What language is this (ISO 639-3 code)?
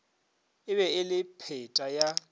nso